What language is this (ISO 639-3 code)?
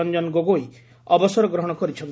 ori